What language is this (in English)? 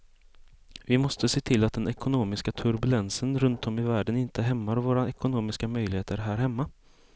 Swedish